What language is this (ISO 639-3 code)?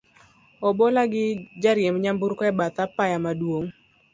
luo